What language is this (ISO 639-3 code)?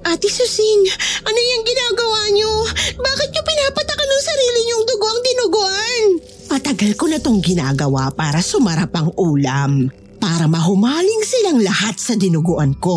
fil